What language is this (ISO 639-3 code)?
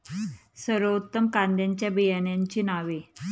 mar